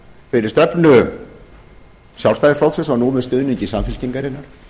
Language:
Icelandic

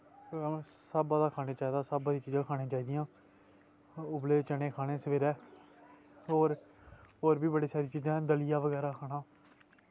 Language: Dogri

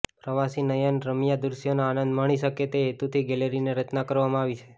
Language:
Gujarati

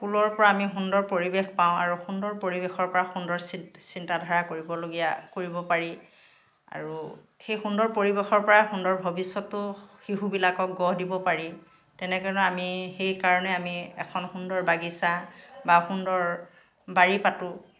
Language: Assamese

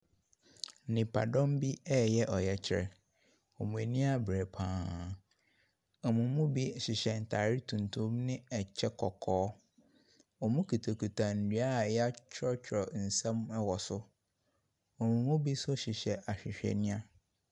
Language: Akan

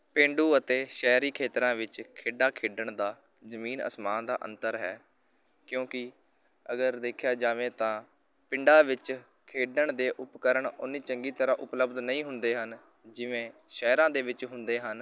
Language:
Punjabi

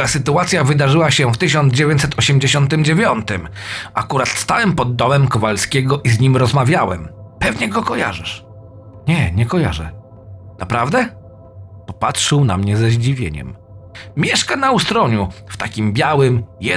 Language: Polish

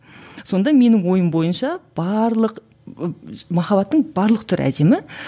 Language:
Kazakh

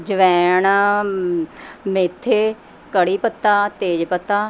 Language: Punjabi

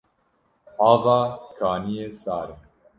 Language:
Kurdish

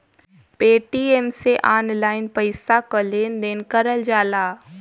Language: Bhojpuri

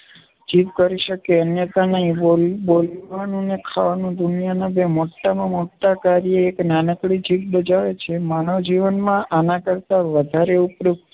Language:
Gujarati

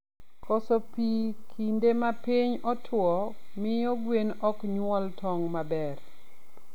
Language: Luo (Kenya and Tanzania)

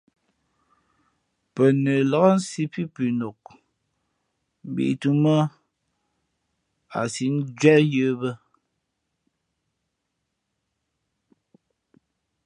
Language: Fe'fe'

